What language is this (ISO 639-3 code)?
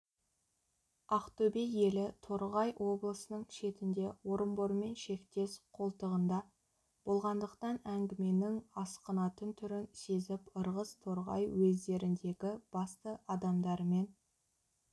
kaz